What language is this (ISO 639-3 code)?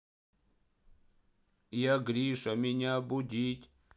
rus